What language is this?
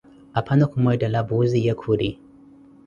Koti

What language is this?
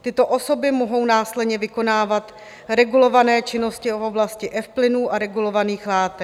Czech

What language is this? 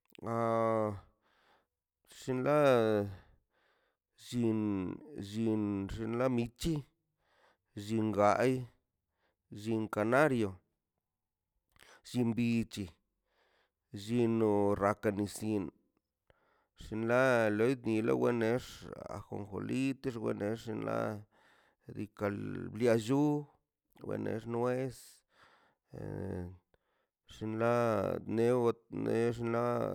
Mazaltepec Zapotec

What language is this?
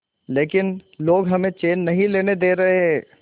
Hindi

